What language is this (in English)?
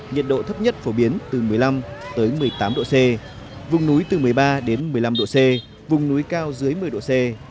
Vietnamese